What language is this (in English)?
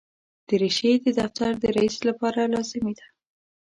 Pashto